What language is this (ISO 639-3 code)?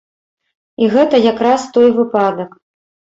bel